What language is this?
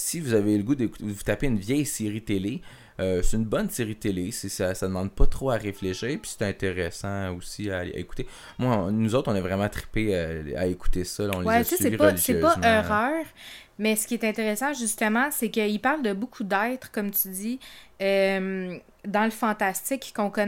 French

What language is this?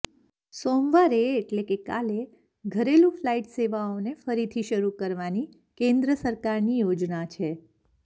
Gujarati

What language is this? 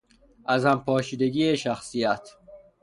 Persian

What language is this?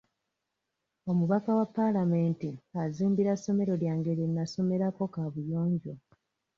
Ganda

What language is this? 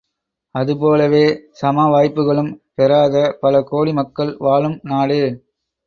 Tamil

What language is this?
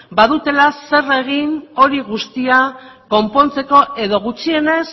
Basque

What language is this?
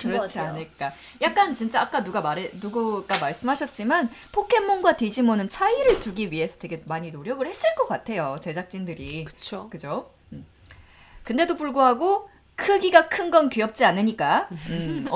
Korean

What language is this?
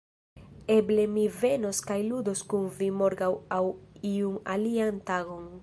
Esperanto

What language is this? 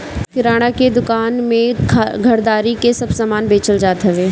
Bhojpuri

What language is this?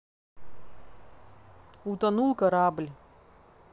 Russian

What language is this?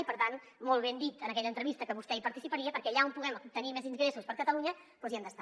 Catalan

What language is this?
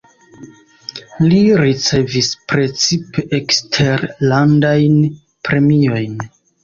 Esperanto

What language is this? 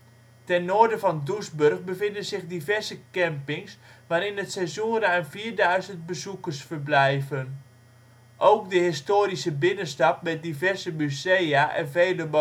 Dutch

